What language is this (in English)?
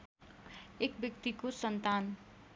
Nepali